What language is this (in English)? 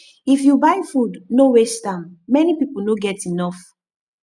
Nigerian Pidgin